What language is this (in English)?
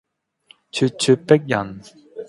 Cantonese